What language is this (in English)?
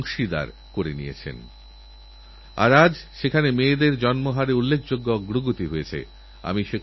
Bangla